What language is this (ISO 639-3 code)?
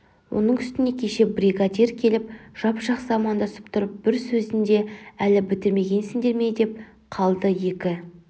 kaz